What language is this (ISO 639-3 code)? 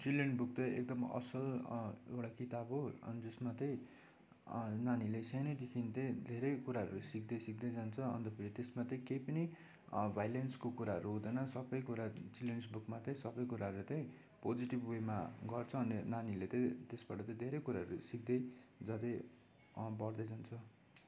nep